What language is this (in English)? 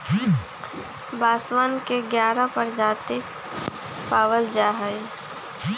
Magahi